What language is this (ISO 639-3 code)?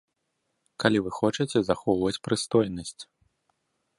bel